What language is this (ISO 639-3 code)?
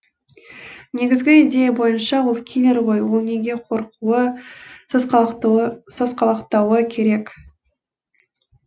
kaz